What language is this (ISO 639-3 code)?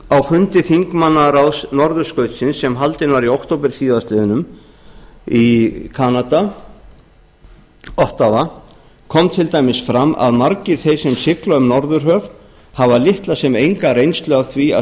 isl